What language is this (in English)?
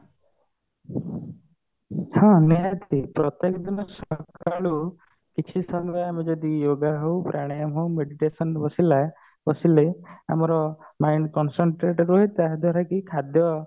Odia